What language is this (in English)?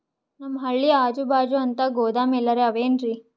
Kannada